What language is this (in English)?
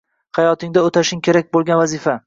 Uzbek